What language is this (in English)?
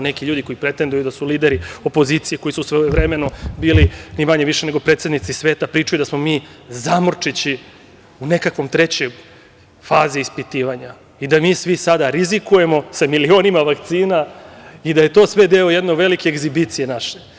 Serbian